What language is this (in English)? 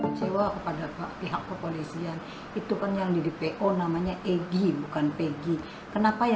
Indonesian